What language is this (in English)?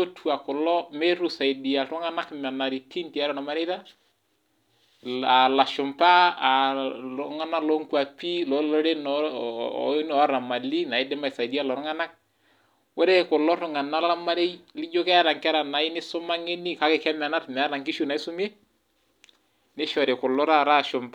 Masai